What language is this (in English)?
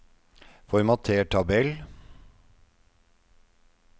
Norwegian